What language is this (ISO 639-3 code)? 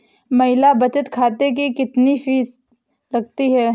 hin